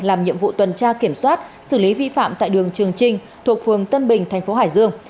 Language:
Vietnamese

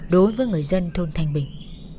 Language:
Vietnamese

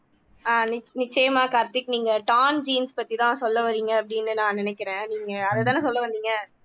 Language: Tamil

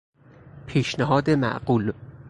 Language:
Persian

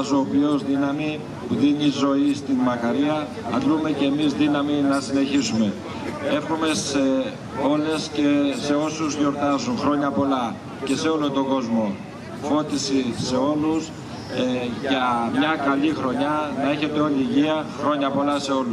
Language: Greek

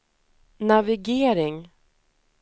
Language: Swedish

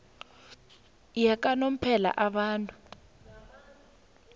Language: South Ndebele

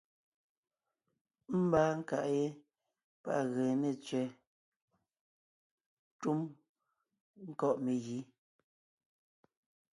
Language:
Ngiemboon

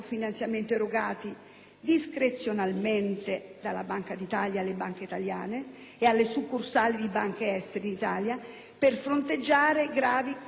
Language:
Italian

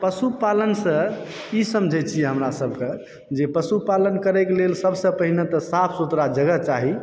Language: Maithili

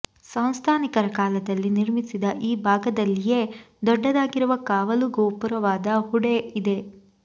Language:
Kannada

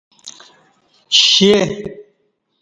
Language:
Kati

